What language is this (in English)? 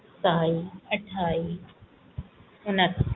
Punjabi